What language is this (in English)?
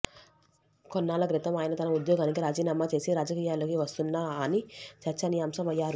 Telugu